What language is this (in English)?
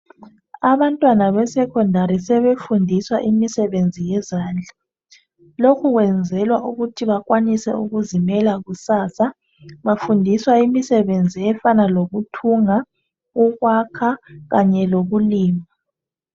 North Ndebele